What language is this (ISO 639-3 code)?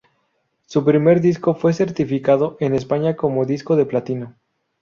spa